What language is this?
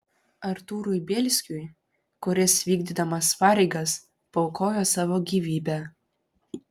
Lithuanian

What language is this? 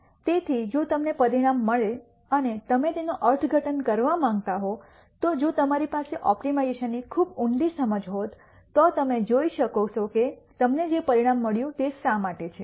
Gujarati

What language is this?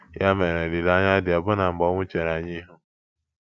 Igbo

